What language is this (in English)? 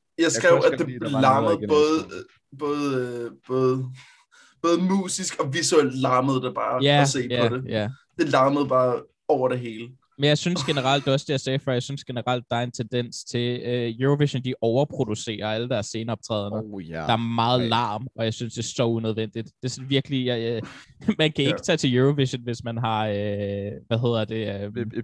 Danish